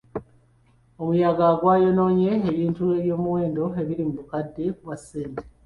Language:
Ganda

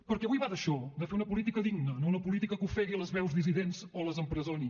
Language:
Catalan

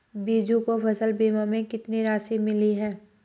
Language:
Hindi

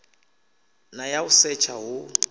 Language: Venda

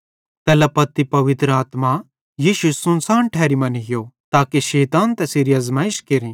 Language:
Bhadrawahi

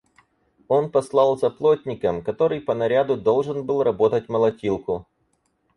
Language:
Russian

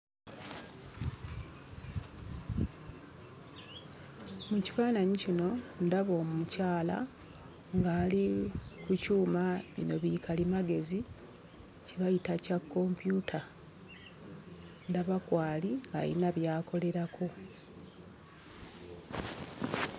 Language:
Ganda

